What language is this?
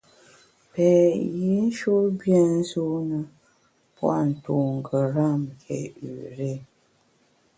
Bamun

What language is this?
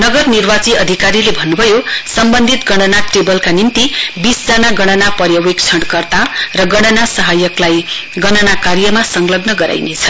Nepali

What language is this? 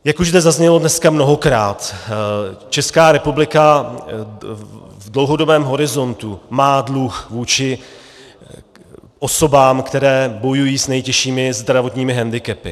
Czech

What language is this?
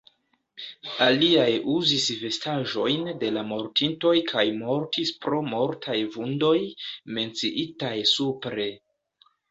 Esperanto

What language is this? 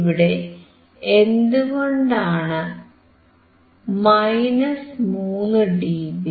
Malayalam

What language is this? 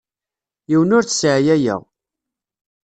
Kabyle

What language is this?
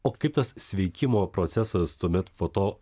Lithuanian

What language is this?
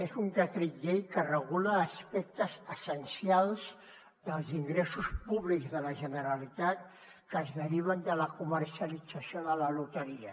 Catalan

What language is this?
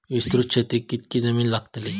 Marathi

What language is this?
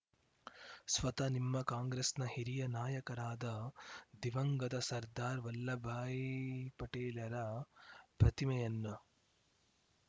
Kannada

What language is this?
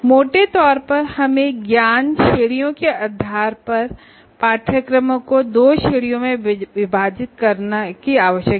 Hindi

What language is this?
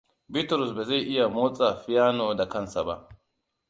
Hausa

